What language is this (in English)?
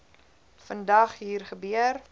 Afrikaans